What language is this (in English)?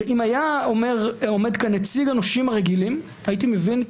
Hebrew